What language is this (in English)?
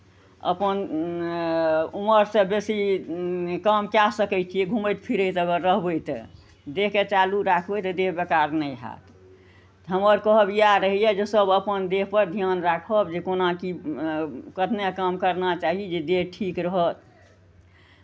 Maithili